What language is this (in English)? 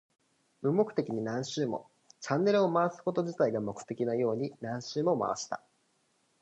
Japanese